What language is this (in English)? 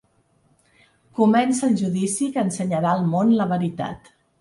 Catalan